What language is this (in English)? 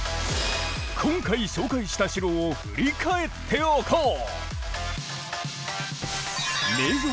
Japanese